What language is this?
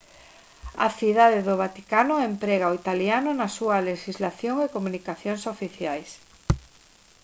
Galician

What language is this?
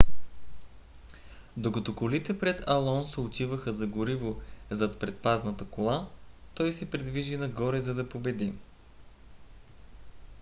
Bulgarian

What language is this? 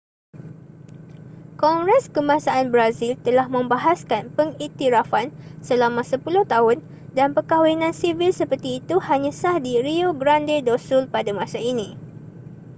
Malay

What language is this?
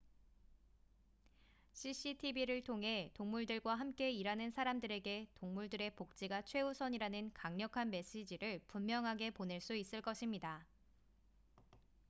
Korean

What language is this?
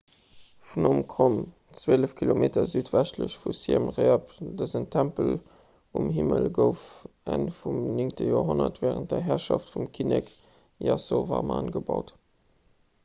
Luxembourgish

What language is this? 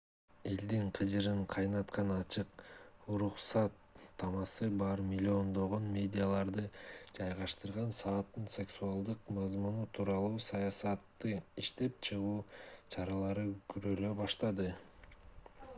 Kyrgyz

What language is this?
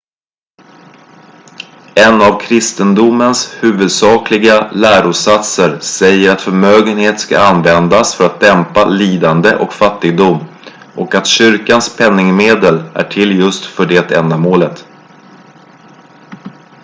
Swedish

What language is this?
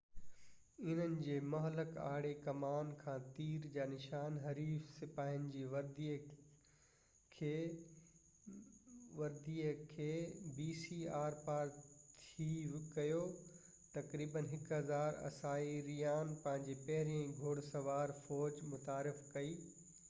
Sindhi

